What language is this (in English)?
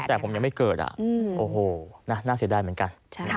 Thai